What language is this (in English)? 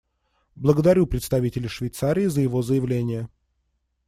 Russian